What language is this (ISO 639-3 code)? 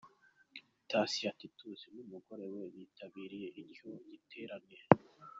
kin